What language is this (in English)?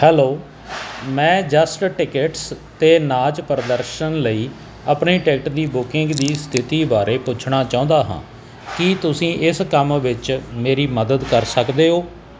Punjabi